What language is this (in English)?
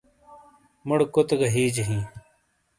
Shina